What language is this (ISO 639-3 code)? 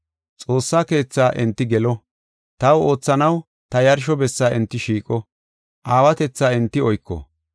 gof